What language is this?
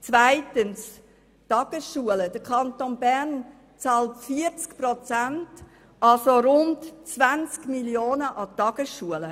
Swiss German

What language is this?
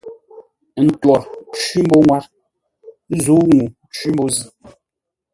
Ngombale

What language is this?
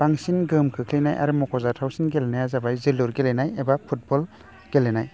Bodo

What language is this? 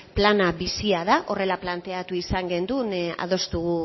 Basque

